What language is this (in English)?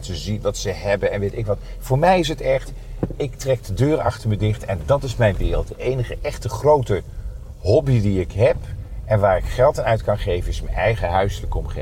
Dutch